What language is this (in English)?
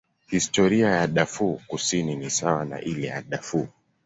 Swahili